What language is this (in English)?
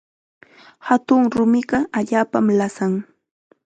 Chiquián Ancash Quechua